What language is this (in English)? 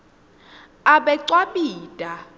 Swati